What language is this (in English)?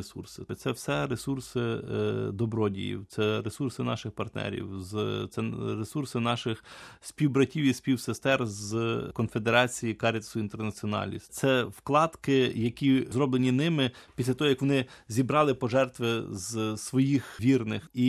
Ukrainian